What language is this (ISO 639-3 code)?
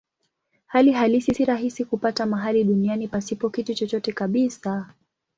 swa